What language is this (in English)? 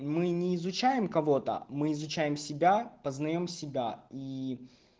Russian